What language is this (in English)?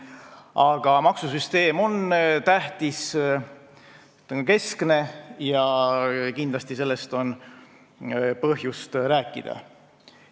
Estonian